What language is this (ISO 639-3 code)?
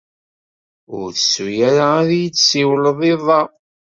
kab